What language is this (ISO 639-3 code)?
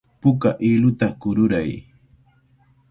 qvl